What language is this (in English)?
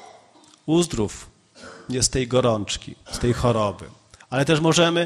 Polish